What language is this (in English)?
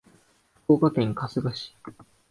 Japanese